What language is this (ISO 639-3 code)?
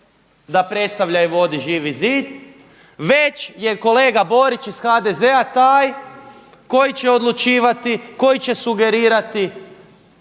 hrv